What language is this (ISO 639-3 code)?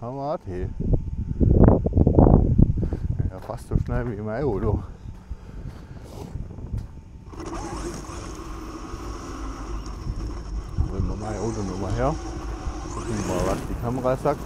deu